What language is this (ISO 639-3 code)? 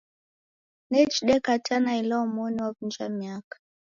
dav